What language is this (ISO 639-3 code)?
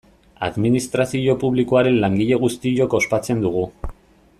eus